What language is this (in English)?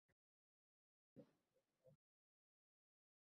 Uzbek